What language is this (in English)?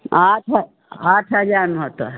Maithili